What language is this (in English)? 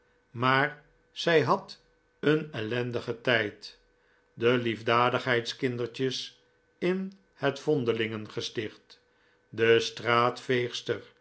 Dutch